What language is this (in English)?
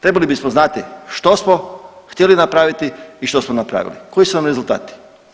Croatian